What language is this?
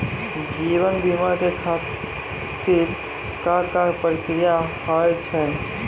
Maithili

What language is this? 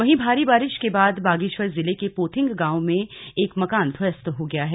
Hindi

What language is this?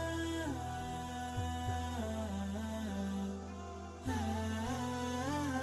Arabic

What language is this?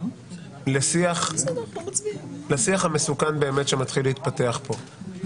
Hebrew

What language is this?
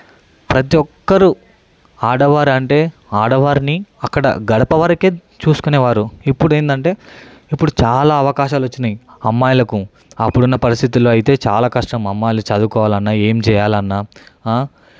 Telugu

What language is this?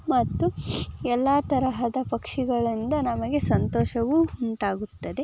Kannada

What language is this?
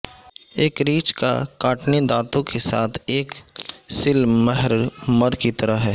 Urdu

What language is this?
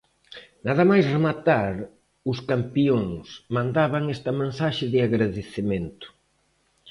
Galician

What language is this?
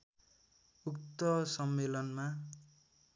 Nepali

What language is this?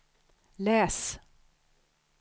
Swedish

